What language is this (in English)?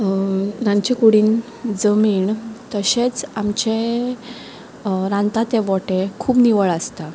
Konkani